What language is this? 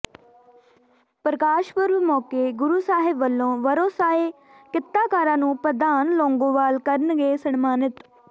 Punjabi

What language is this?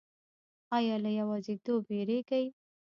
Pashto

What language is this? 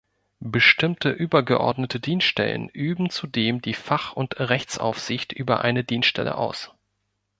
German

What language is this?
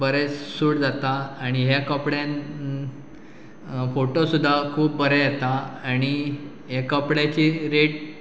Konkani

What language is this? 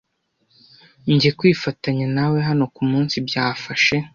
Kinyarwanda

